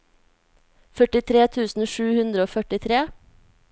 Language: Norwegian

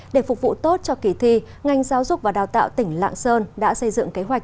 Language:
Vietnamese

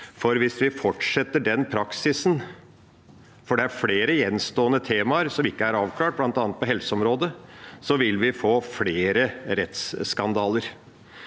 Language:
Norwegian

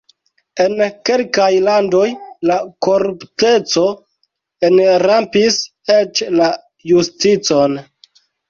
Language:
Esperanto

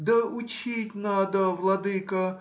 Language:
Russian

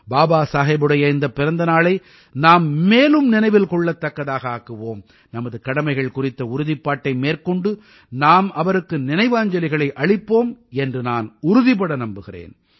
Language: Tamil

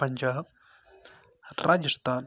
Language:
Kashmiri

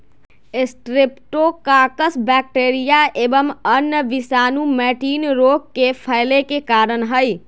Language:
Magahi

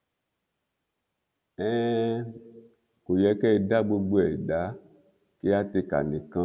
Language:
Yoruba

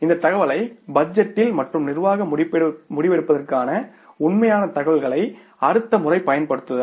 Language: Tamil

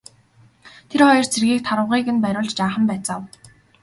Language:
Mongolian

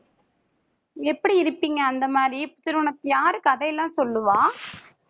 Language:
Tamil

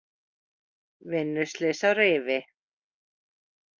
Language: Icelandic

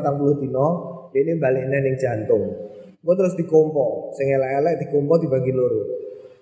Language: Indonesian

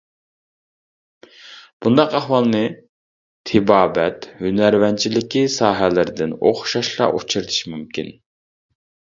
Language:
Uyghur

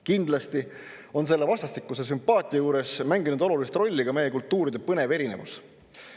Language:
Estonian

